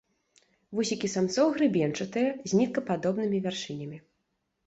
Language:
Belarusian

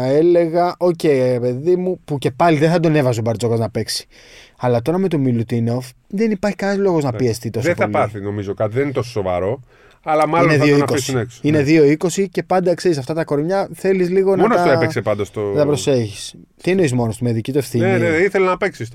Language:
Greek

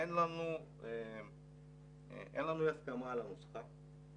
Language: Hebrew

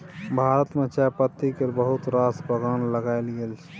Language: Maithili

